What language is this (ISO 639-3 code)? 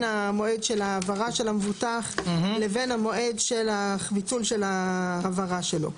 heb